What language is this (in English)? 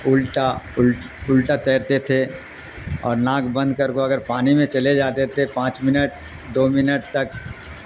Urdu